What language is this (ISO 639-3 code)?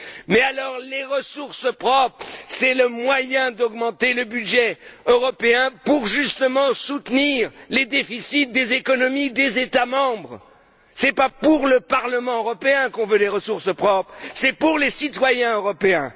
fra